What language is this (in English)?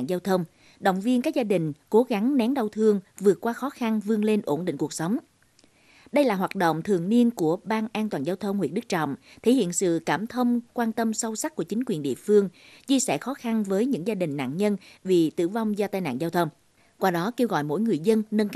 Vietnamese